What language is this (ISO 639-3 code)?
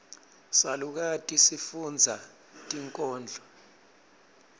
ssw